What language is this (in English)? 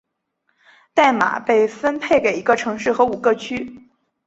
Chinese